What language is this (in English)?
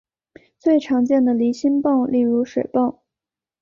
Chinese